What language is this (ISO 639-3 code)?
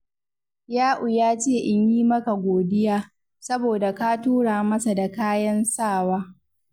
hau